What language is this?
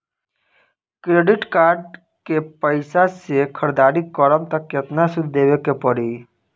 Bhojpuri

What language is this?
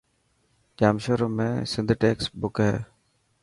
Dhatki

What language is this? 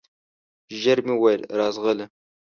Pashto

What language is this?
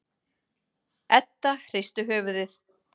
Icelandic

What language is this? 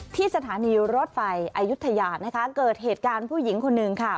Thai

